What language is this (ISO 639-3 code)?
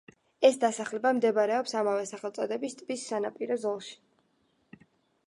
kat